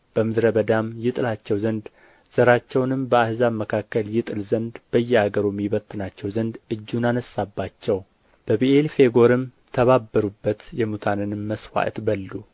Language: Amharic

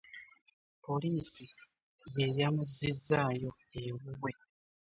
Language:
Ganda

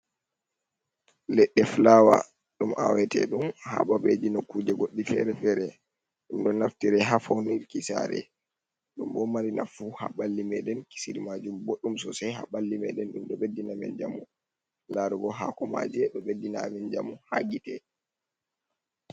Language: Fula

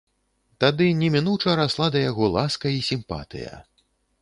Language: Belarusian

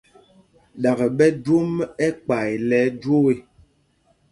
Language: Mpumpong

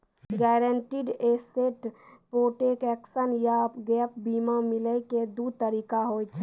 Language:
Maithili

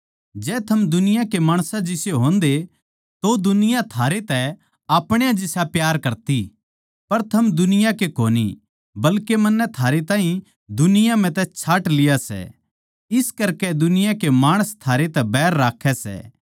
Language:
Haryanvi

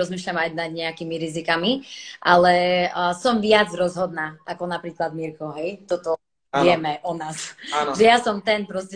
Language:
Slovak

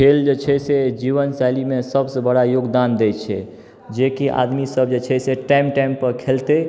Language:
Maithili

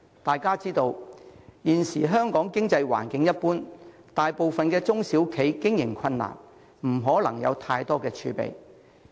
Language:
Cantonese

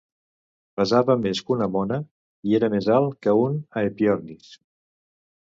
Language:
Catalan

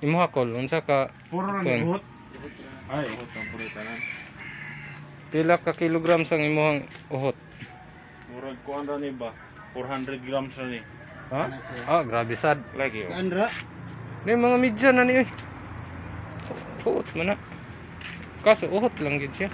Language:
Indonesian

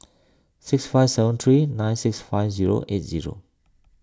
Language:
English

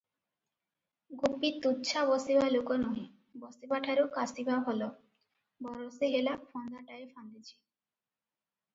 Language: Odia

